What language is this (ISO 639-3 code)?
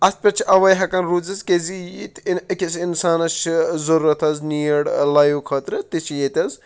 kas